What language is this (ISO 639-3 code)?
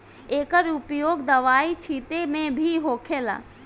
bho